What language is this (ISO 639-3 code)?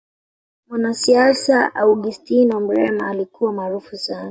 swa